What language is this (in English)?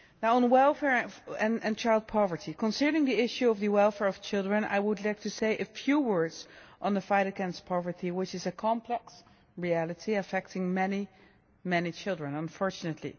English